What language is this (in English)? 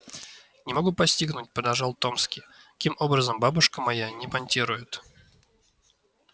Russian